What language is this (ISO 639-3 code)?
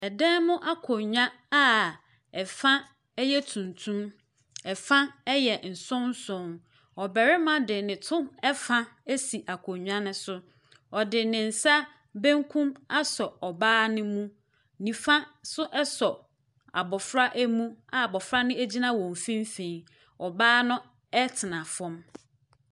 aka